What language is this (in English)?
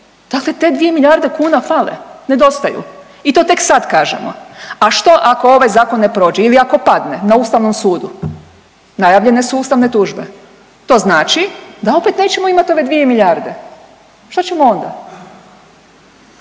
Croatian